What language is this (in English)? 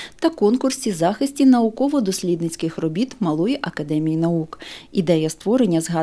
Ukrainian